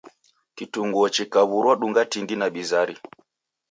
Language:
Taita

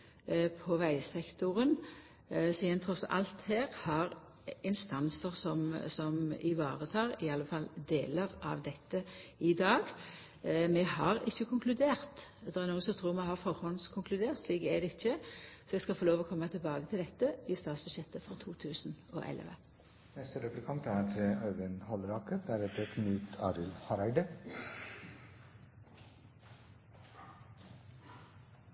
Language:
Norwegian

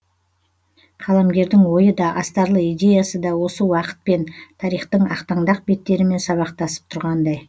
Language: Kazakh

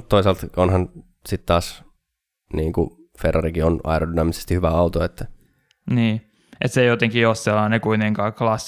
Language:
Finnish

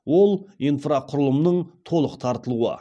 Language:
Kazakh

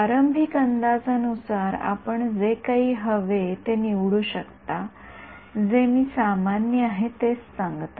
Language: Marathi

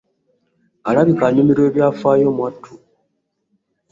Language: Ganda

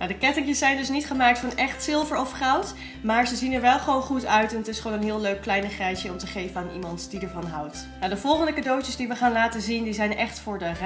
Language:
Dutch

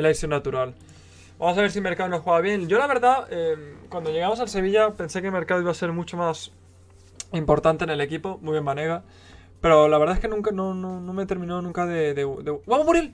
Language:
Spanish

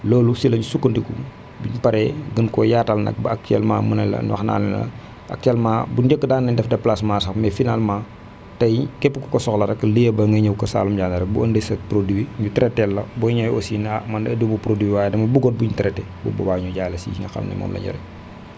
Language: Wolof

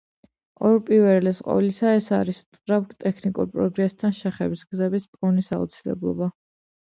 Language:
Georgian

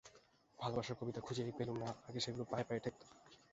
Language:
Bangla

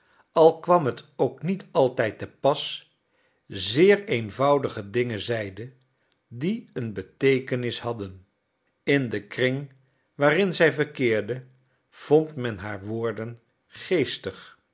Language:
Dutch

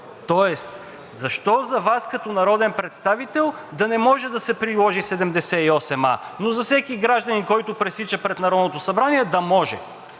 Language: Bulgarian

